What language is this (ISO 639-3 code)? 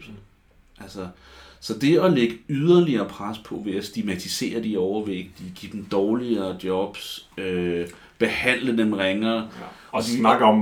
dan